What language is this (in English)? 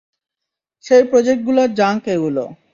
Bangla